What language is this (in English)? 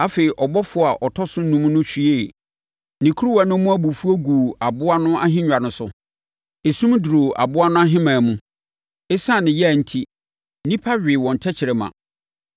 Akan